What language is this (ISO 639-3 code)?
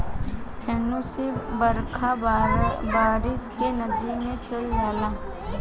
bho